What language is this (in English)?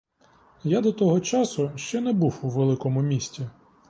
Ukrainian